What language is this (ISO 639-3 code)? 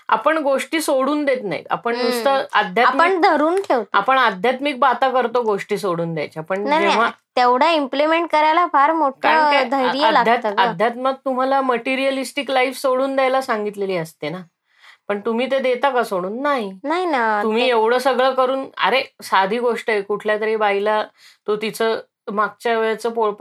mar